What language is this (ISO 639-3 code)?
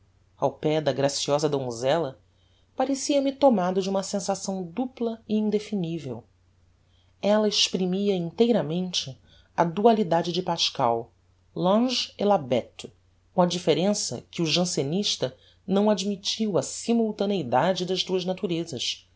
por